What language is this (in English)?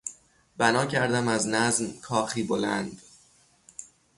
Persian